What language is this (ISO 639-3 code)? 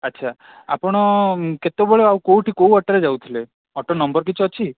ori